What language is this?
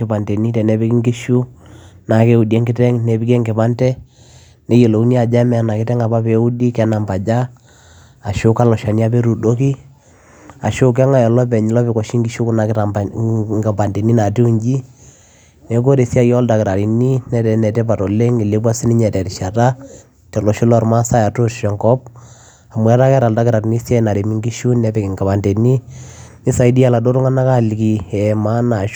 Masai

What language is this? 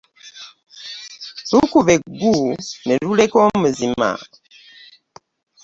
Ganda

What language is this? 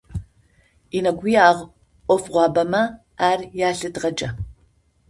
Adyghe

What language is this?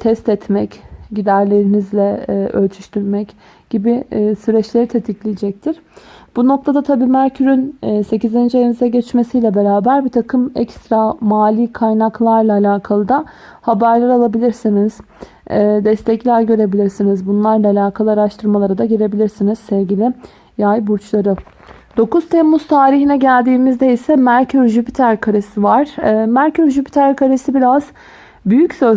Turkish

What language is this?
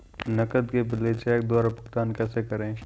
Hindi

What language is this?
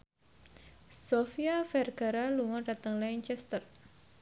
Javanese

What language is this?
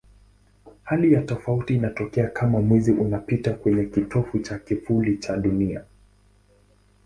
Swahili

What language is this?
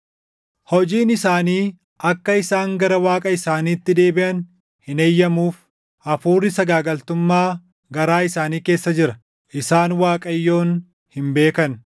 Oromo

